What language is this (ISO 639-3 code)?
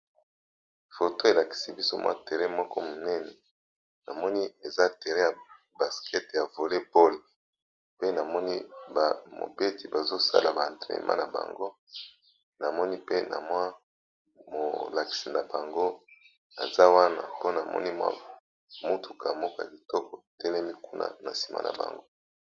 lin